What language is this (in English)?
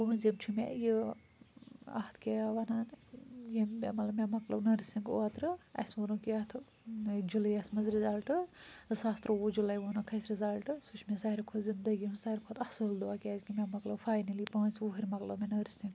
Kashmiri